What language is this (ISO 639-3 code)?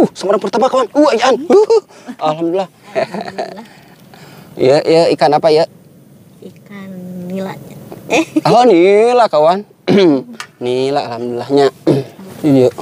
ind